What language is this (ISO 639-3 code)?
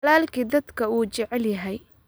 som